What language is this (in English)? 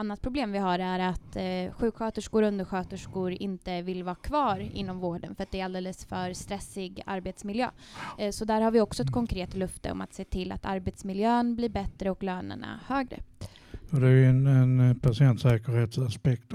Swedish